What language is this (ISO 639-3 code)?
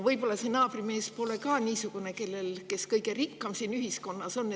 est